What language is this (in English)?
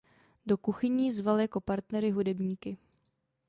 Czech